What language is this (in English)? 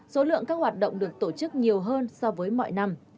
Vietnamese